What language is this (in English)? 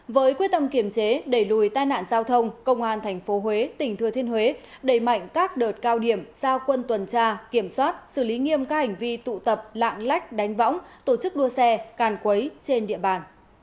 Vietnamese